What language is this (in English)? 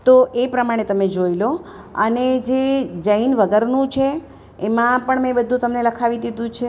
Gujarati